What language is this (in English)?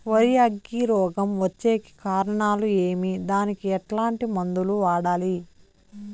Telugu